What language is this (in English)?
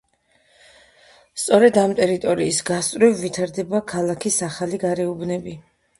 Georgian